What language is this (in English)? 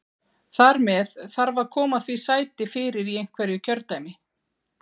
Icelandic